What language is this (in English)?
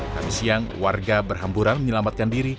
Indonesian